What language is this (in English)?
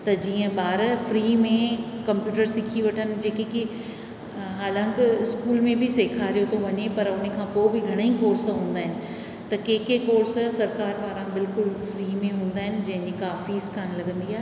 Sindhi